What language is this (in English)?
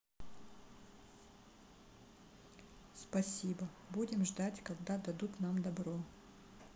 Russian